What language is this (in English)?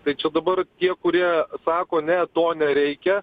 Lithuanian